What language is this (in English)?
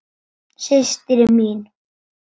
Icelandic